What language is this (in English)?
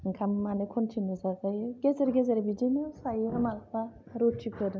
Bodo